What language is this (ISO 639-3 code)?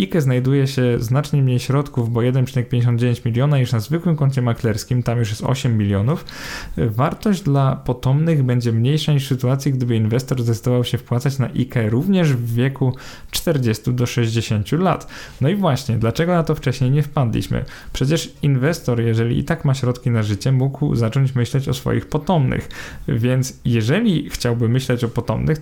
pol